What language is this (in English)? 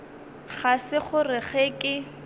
Northern Sotho